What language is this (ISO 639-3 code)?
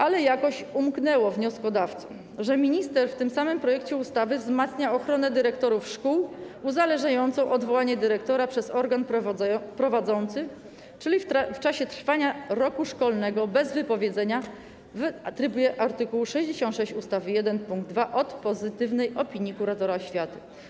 pol